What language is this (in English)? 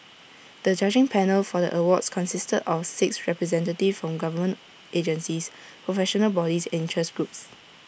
English